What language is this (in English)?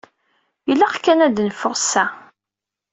Kabyle